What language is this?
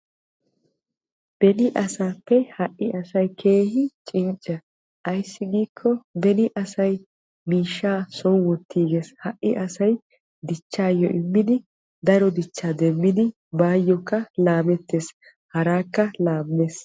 Wolaytta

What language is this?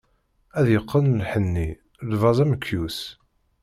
Kabyle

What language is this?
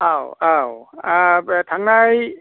Bodo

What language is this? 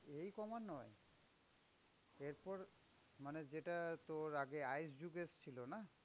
Bangla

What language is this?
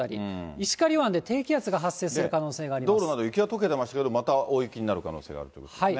Japanese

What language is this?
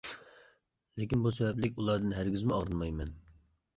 Uyghur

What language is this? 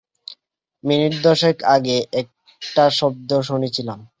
Bangla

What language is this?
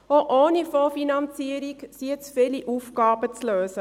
Swiss German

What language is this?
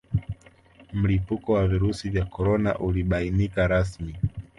Swahili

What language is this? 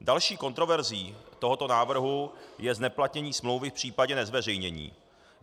Czech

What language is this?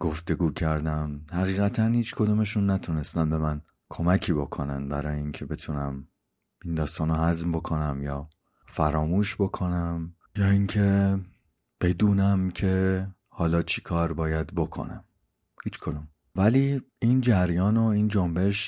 Persian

